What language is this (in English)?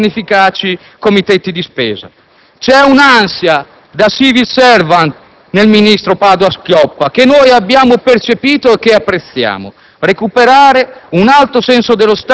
Italian